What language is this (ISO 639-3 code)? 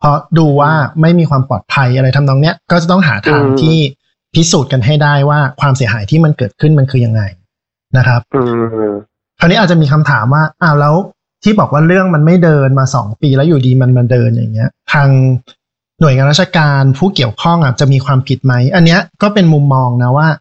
tha